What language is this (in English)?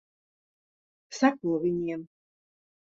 Latvian